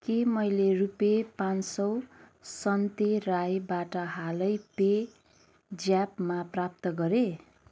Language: Nepali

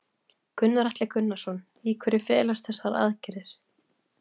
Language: Icelandic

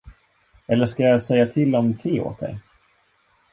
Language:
Swedish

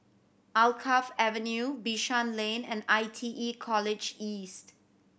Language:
English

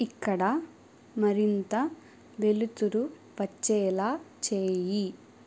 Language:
Telugu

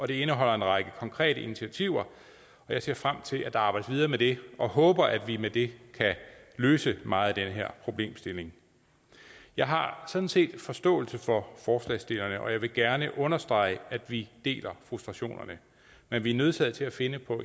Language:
Danish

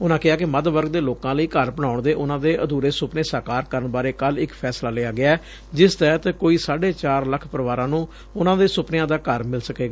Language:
Punjabi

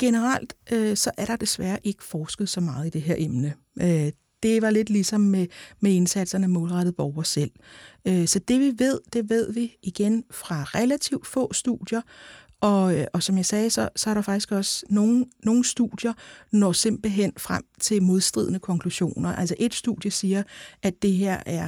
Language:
Danish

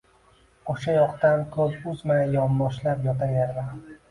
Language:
Uzbek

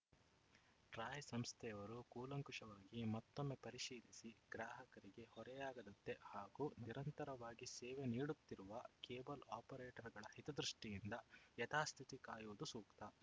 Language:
Kannada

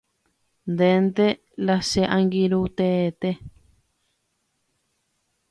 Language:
Guarani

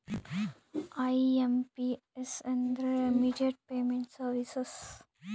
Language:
Kannada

